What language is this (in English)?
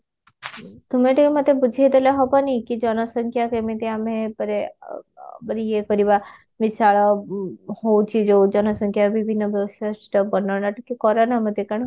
Odia